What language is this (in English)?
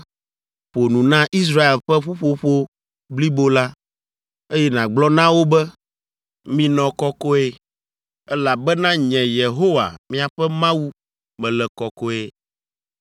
Ewe